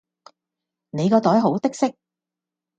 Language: Cantonese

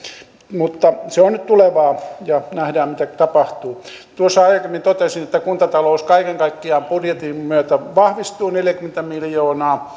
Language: Finnish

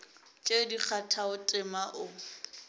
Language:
Northern Sotho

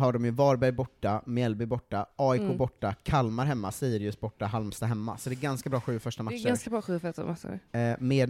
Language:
Swedish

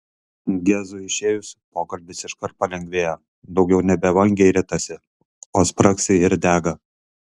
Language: Lithuanian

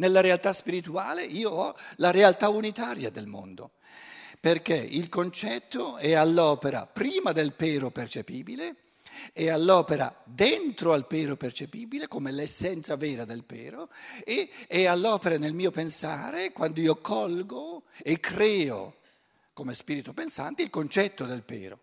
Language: Italian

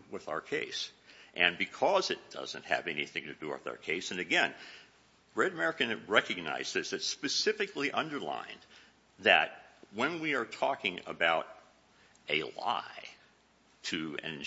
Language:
English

